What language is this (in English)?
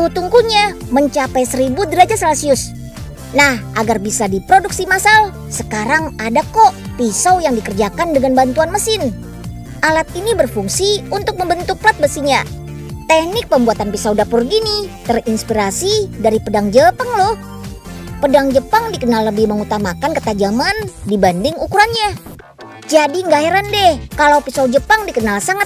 Indonesian